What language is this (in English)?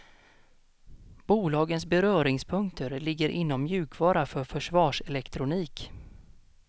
Swedish